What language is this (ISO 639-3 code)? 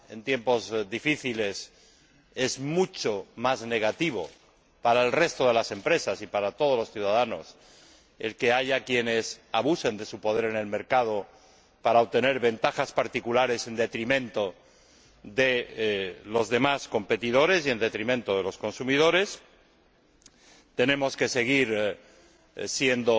spa